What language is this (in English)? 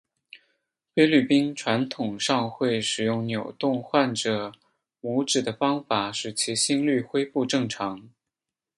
Chinese